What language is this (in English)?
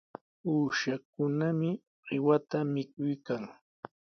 Sihuas Ancash Quechua